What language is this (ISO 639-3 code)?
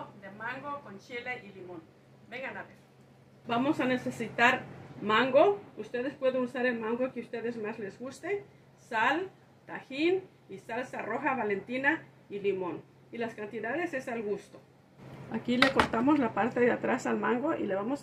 spa